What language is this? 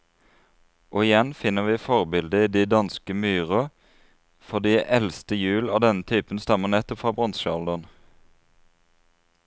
Norwegian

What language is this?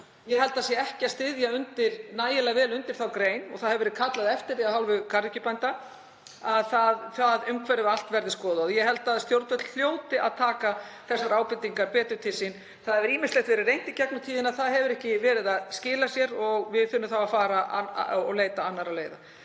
Icelandic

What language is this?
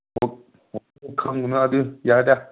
Manipuri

